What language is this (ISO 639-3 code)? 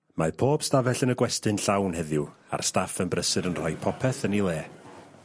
cym